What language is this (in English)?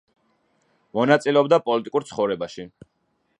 Georgian